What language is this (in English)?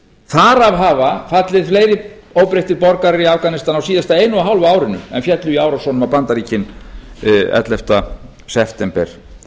Icelandic